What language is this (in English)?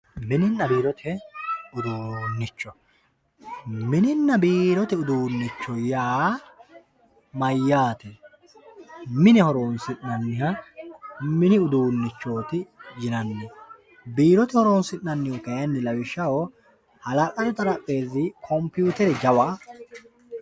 Sidamo